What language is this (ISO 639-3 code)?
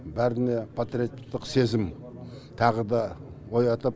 kaz